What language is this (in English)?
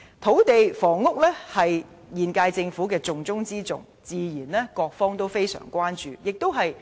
Cantonese